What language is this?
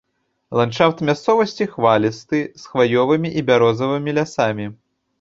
Belarusian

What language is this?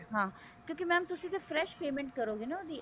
Punjabi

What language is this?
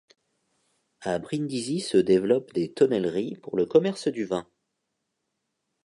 French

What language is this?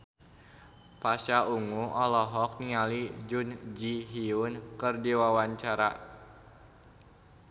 Sundanese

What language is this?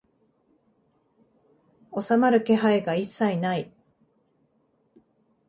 Japanese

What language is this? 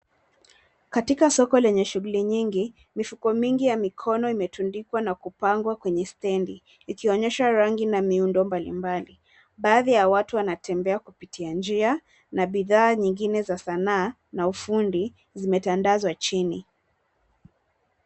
Swahili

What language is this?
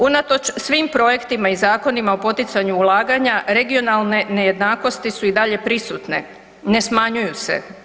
Croatian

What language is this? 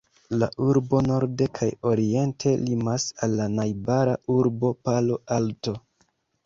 Esperanto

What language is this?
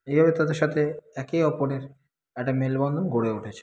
Bangla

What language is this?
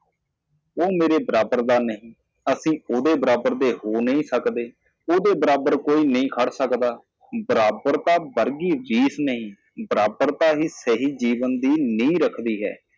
Punjabi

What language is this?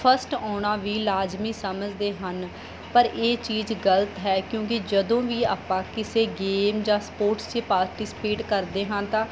Punjabi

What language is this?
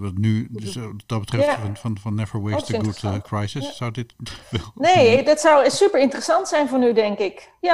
Dutch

